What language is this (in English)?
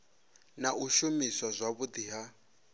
Venda